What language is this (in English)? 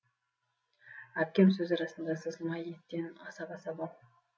Kazakh